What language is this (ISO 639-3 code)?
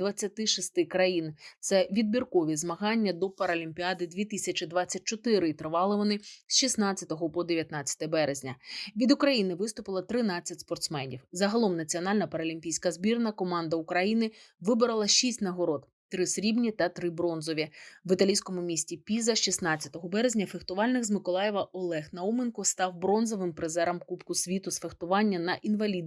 ukr